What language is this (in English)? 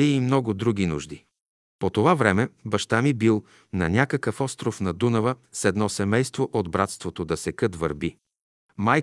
Bulgarian